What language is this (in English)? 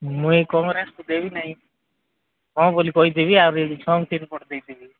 Odia